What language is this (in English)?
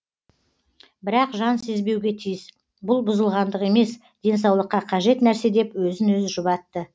Kazakh